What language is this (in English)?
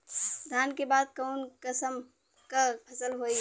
Bhojpuri